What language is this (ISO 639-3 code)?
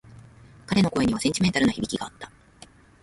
jpn